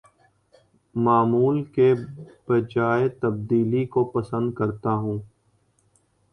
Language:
Urdu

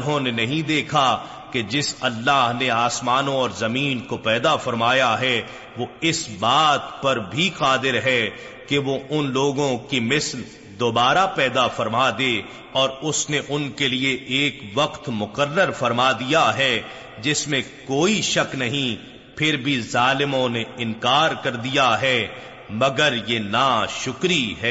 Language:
Urdu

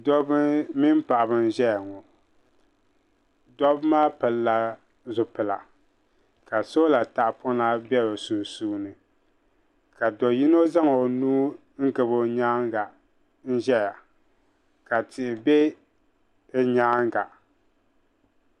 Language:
Dagbani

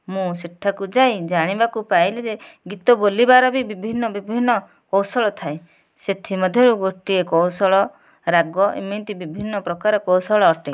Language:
Odia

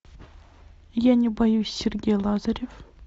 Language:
Russian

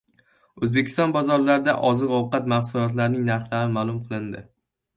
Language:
Uzbek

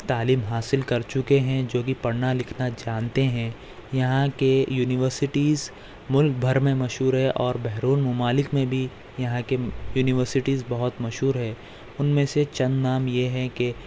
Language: Urdu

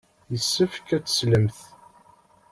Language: Kabyle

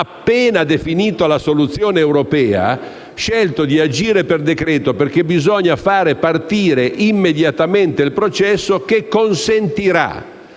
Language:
Italian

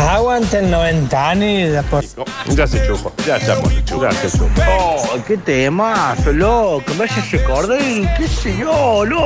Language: Spanish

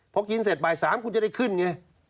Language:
Thai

